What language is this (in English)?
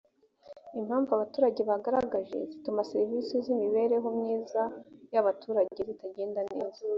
Kinyarwanda